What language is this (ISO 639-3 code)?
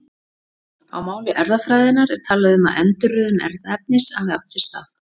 isl